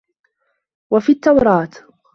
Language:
Arabic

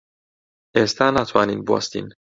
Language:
Central Kurdish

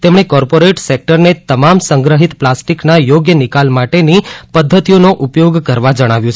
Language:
Gujarati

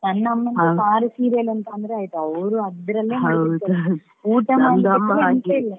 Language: Kannada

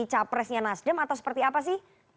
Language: Indonesian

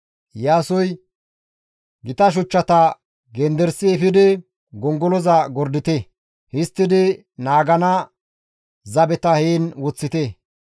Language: Gamo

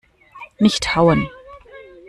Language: German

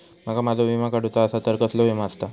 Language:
Marathi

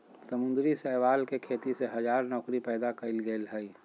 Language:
Magahi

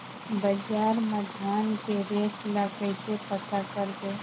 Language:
Chhattisgarhi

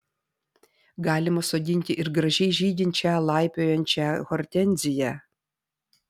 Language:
Lithuanian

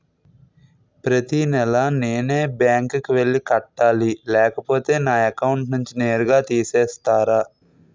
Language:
Telugu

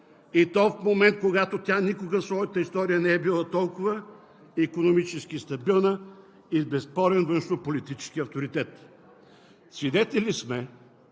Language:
Bulgarian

